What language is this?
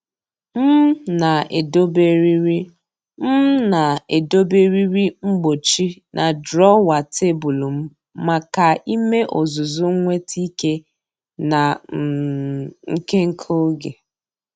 Igbo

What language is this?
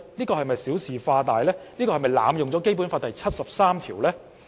Cantonese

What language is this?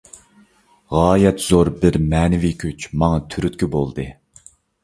Uyghur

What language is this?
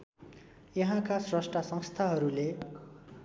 Nepali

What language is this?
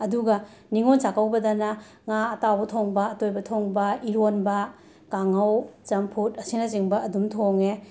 Manipuri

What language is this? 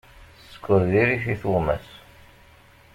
Kabyle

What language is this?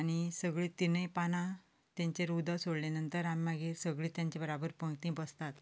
Konkani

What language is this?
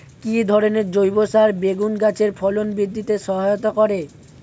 Bangla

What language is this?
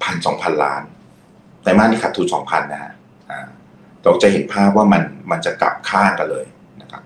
Thai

